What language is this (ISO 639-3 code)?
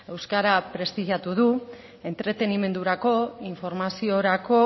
eus